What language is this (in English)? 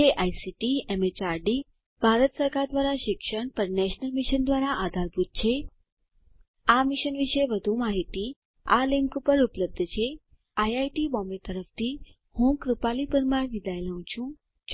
Gujarati